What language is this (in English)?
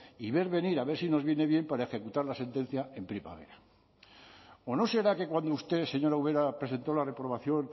Spanish